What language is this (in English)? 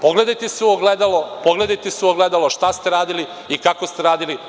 Serbian